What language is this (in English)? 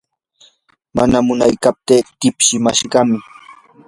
Yanahuanca Pasco Quechua